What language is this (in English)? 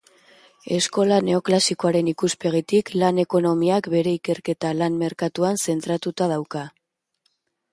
Basque